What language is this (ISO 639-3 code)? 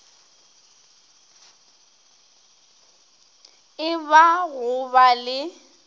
nso